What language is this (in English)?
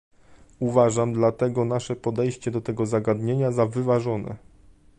Polish